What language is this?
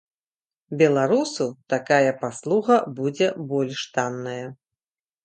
Belarusian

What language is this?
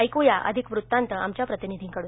Marathi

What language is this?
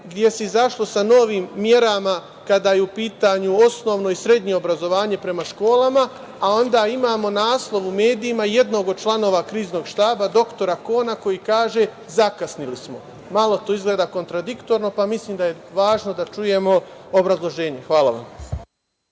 Serbian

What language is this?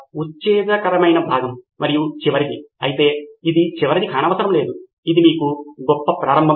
Telugu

